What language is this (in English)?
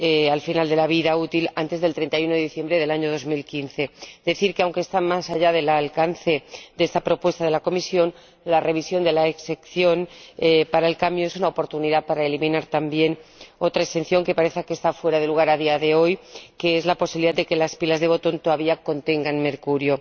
Spanish